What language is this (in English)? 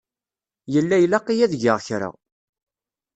Kabyle